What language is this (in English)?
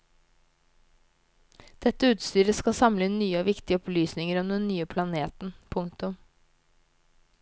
Norwegian